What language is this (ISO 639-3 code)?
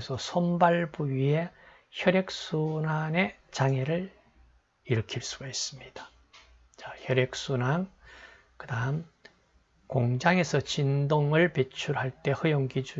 kor